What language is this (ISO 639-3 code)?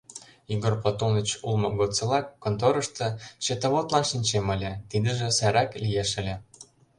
chm